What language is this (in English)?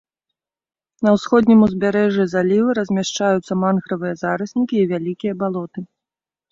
Belarusian